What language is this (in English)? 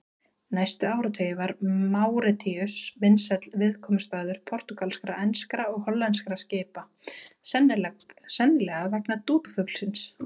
Icelandic